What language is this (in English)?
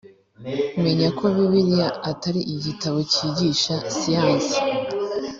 Kinyarwanda